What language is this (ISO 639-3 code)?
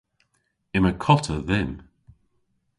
cor